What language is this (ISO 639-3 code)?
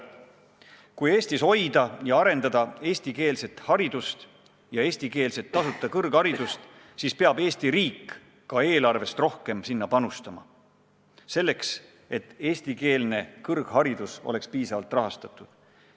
est